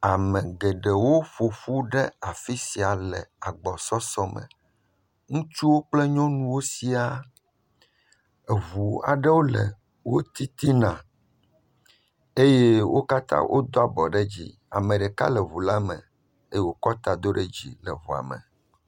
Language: Ewe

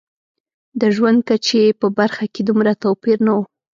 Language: Pashto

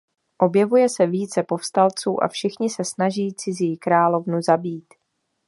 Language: Czech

